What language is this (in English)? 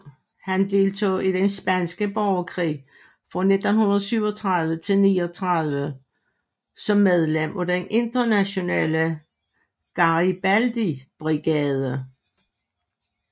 Danish